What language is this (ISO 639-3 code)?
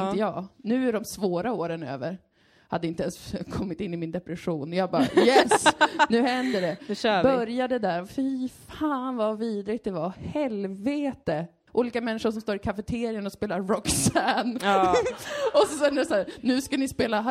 swe